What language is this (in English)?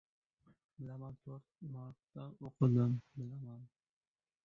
Uzbek